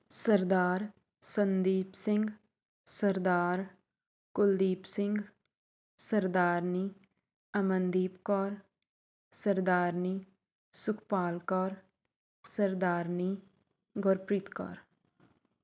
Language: Punjabi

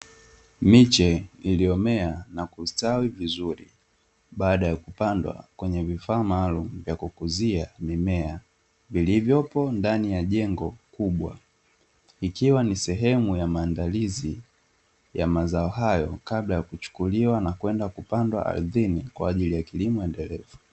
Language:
Swahili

